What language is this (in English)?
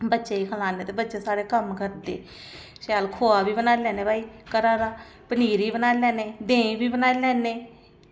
Dogri